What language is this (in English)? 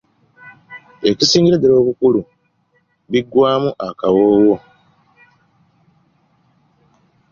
Ganda